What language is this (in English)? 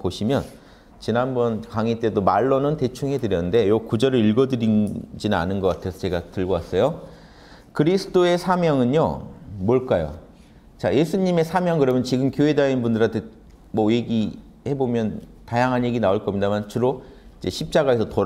Korean